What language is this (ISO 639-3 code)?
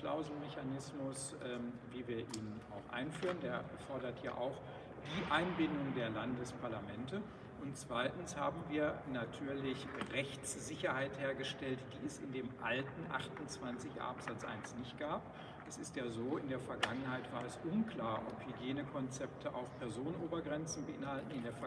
deu